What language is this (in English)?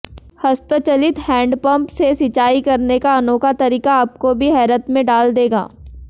Hindi